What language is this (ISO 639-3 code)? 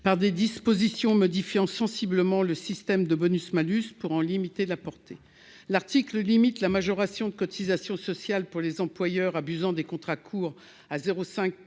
fra